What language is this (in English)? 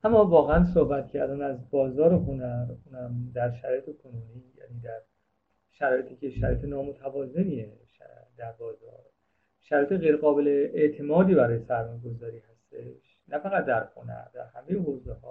Persian